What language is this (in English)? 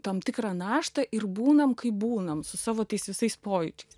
Lithuanian